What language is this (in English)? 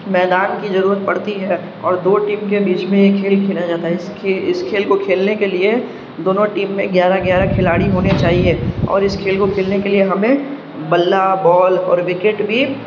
Urdu